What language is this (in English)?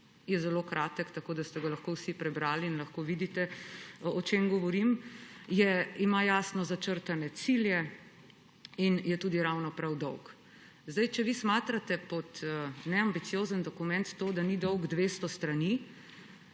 Slovenian